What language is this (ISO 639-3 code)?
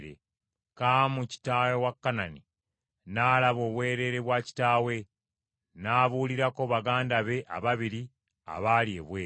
lug